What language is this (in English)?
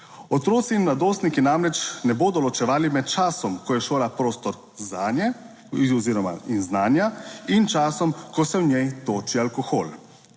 Slovenian